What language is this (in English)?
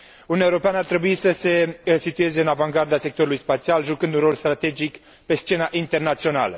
Romanian